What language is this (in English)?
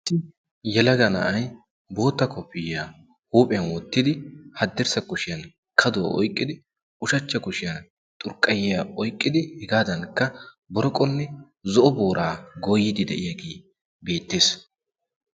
Wolaytta